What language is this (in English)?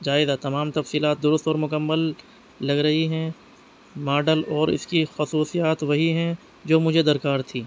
Urdu